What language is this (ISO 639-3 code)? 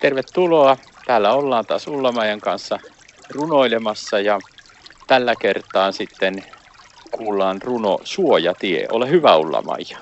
fin